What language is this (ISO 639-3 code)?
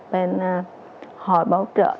vie